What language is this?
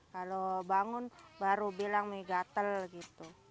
Indonesian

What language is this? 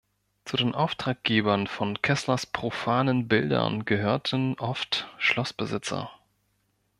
German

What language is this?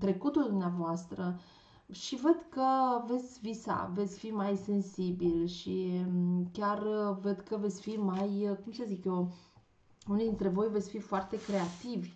Romanian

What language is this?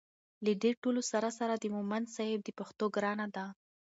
Pashto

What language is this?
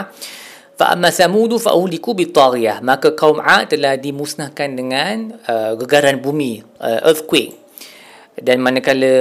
Malay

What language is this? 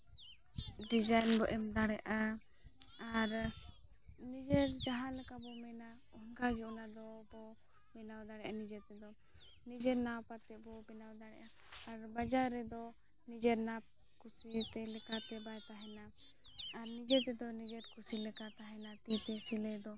Santali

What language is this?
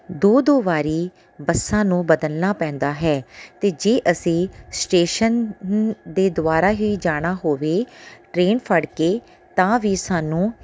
Punjabi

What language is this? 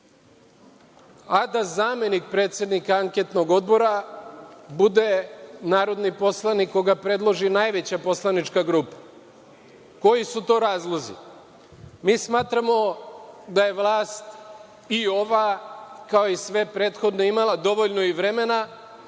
Serbian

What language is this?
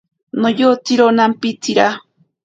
Ashéninka Perené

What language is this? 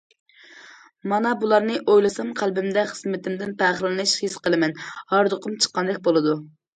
Uyghur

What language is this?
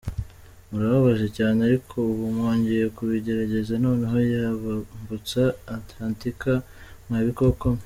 Kinyarwanda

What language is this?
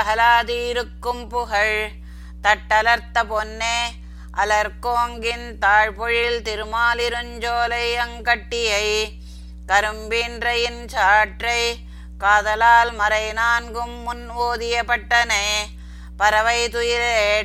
Tamil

